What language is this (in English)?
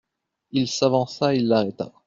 French